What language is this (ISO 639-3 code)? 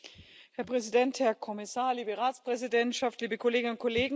deu